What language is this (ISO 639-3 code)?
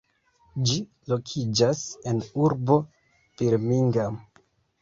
epo